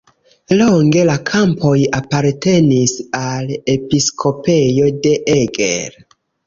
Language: Esperanto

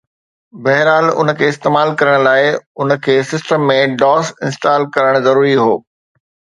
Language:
Sindhi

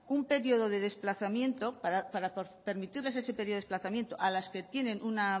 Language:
Spanish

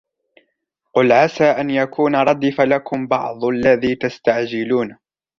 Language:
Arabic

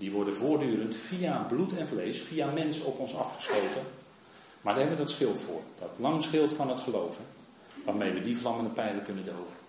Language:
Dutch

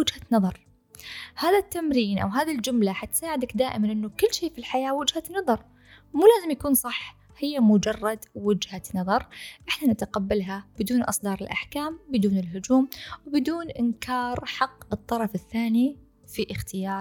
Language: Arabic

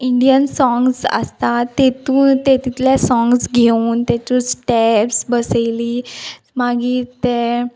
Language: Konkani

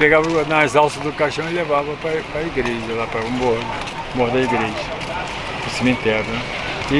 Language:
Portuguese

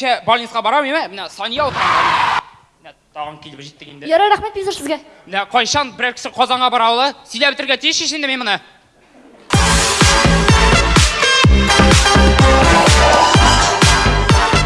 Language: Russian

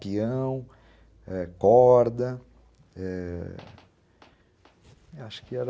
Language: Portuguese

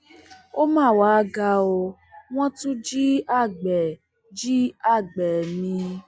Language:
Yoruba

